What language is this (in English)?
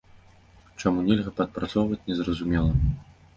Belarusian